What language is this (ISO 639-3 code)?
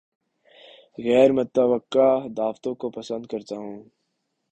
urd